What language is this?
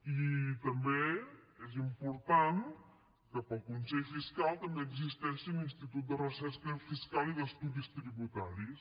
Catalan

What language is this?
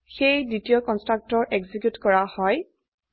Assamese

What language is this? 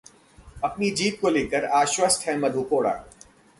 Hindi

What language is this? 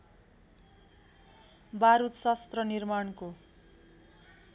Nepali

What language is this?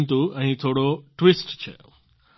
Gujarati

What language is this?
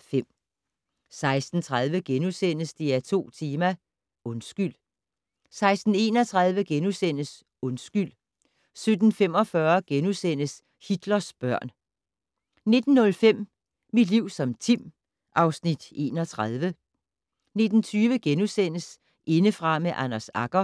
Danish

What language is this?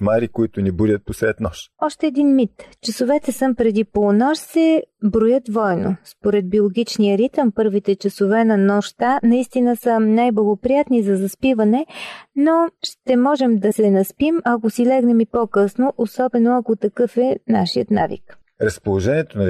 Bulgarian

